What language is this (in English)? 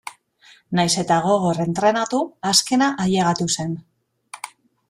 Basque